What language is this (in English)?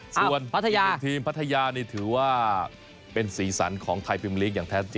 Thai